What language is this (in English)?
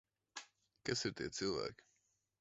Latvian